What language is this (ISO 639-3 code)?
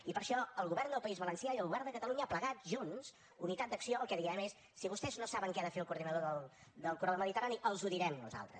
cat